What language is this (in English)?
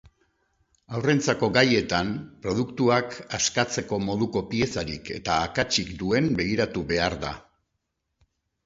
Basque